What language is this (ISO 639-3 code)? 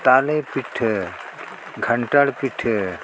sat